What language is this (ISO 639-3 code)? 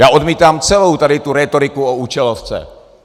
ces